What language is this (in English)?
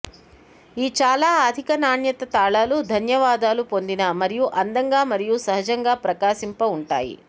Telugu